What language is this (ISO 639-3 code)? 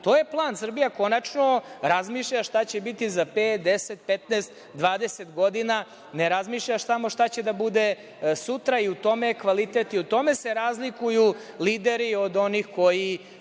srp